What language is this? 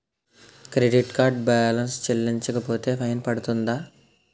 Telugu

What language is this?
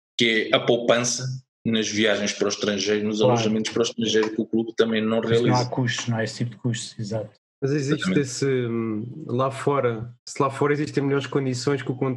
Portuguese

